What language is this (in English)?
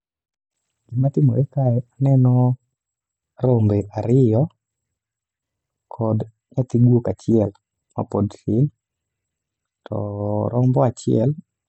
Luo (Kenya and Tanzania)